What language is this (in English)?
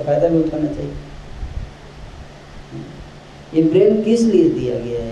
Hindi